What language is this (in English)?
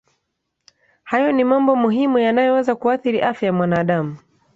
Swahili